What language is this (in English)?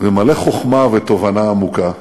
Hebrew